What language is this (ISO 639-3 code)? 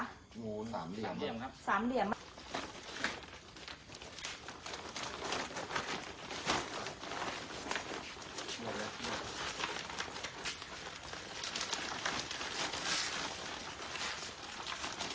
tha